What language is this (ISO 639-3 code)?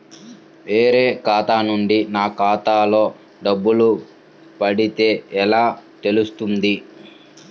tel